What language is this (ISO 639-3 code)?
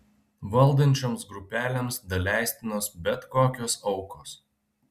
lit